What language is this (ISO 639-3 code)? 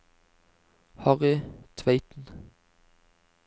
nor